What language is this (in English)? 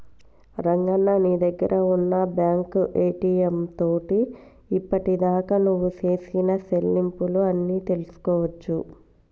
Telugu